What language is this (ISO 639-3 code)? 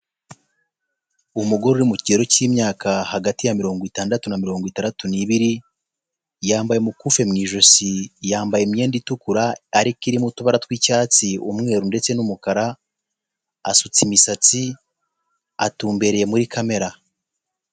kin